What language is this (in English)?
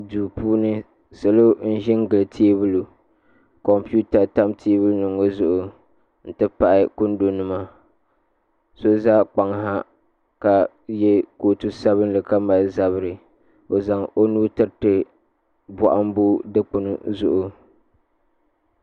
Dagbani